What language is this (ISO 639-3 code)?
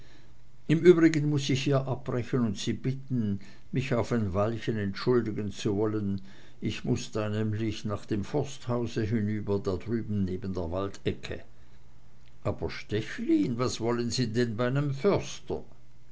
deu